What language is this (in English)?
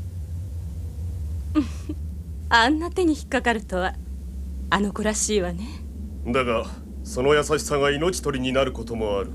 Japanese